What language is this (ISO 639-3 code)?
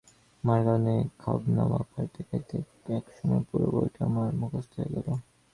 ben